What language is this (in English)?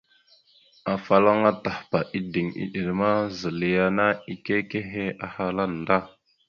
Mada (Cameroon)